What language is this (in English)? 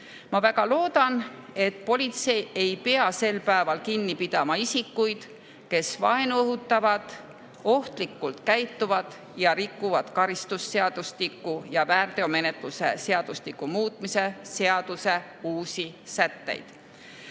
Estonian